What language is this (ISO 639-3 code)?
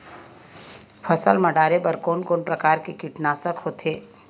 hne